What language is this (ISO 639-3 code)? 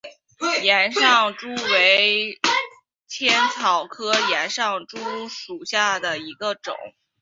zho